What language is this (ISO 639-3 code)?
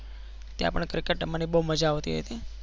guj